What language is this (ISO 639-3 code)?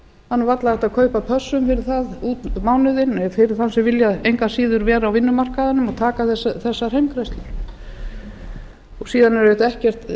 isl